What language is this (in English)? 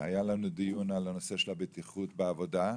Hebrew